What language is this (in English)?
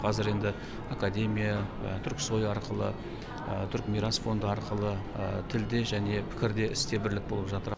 Kazakh